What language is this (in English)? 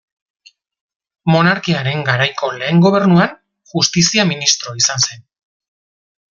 Basque